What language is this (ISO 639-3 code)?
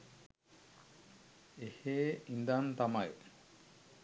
sin